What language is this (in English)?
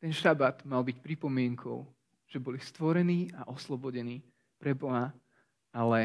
Slovak